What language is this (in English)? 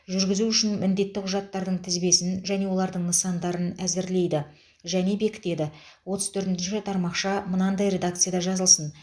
Kazakh